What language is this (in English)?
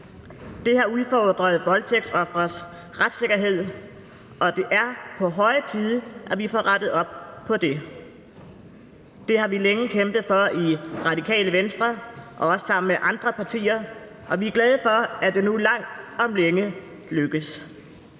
Danish